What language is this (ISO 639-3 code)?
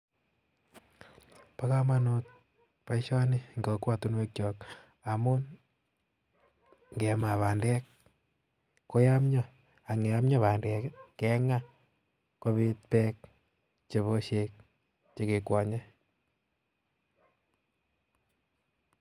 kln